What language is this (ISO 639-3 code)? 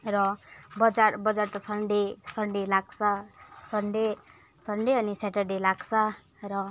nep